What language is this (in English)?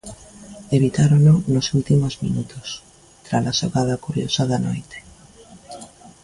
Galician